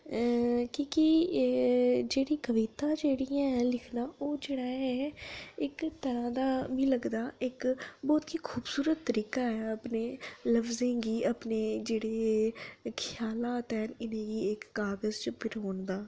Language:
Dogri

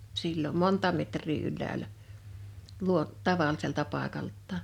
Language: Finnish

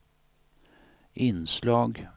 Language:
Swedish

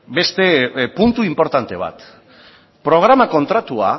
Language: Basque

